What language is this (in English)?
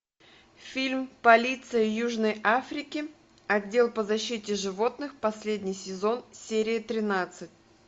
Russian